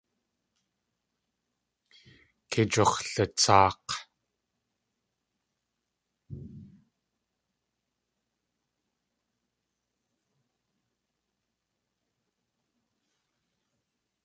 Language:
Tlingit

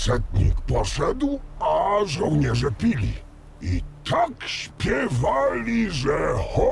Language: Polish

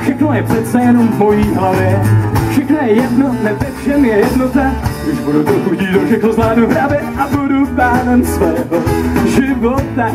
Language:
Czech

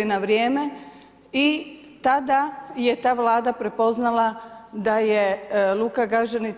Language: Croatian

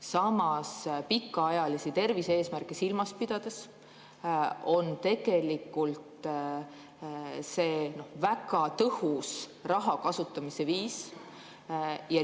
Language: Estonian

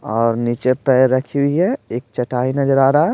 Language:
Hindi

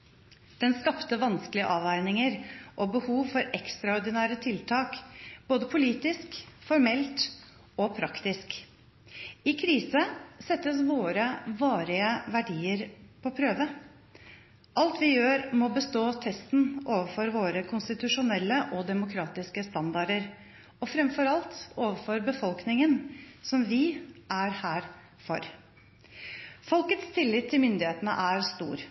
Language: Norwegian Bokmål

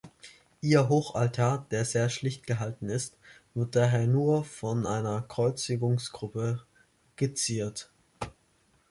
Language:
German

